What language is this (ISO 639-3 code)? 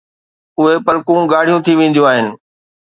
snd